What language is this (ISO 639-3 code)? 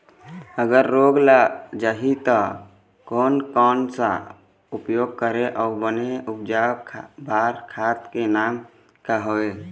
hne